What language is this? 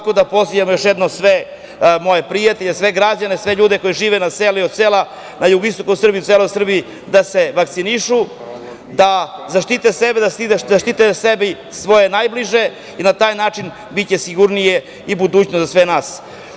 Serbian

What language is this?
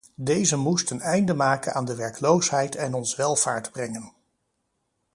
Dutch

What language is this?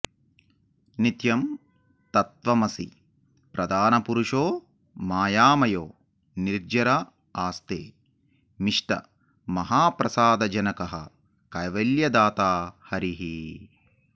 Sanskrit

